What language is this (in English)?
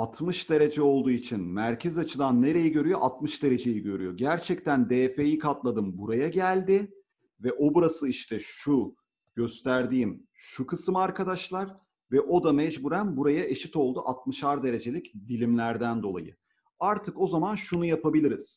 Turkish